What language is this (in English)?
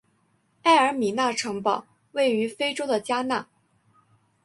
Chinese